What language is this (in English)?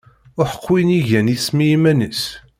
Kabyle